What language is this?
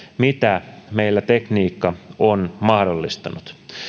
Finnish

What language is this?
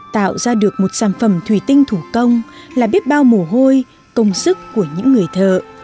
Vietnamese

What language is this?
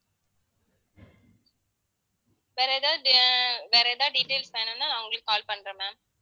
Tamil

